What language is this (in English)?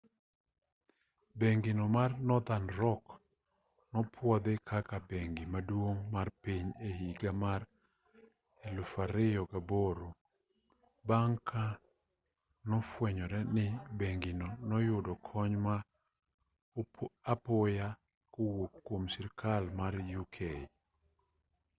Luo (Kenya and Tanzania)